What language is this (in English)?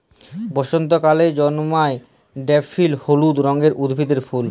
Bangla